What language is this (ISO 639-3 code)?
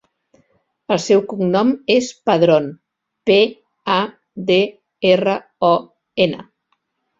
cat